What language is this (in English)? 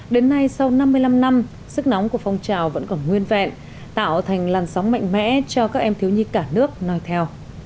Vietnamese